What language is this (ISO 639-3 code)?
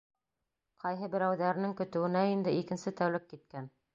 bak